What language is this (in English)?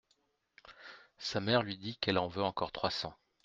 French